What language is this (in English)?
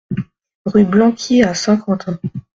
French